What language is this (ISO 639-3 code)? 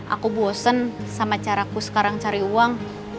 ind